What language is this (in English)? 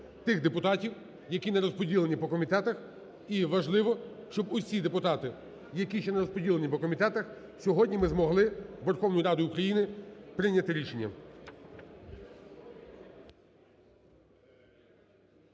Ukrainian